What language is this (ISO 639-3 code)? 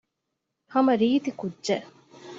div